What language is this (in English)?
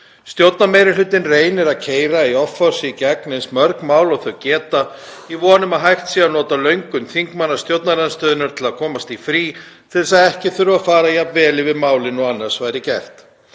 Icelandic